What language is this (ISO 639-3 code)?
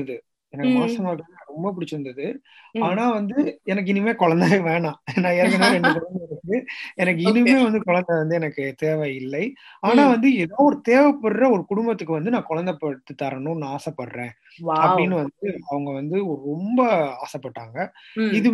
tam